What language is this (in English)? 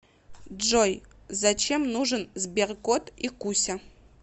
Russian